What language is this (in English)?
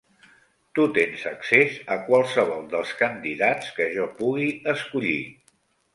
Catalan